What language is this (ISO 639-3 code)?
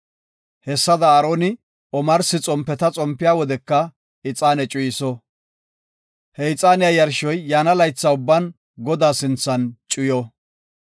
gof